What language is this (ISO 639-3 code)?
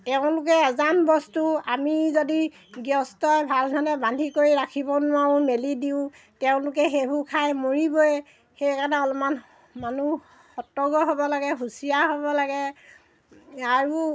asm